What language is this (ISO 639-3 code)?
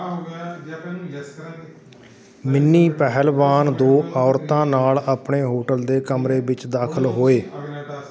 pan